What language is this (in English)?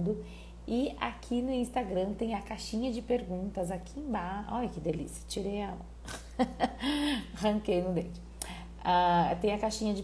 Portuguese